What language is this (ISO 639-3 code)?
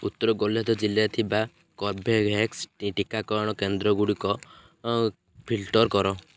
ori